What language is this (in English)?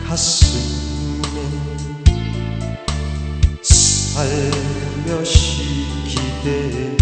Turkish